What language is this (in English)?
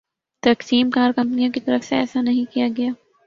Urdu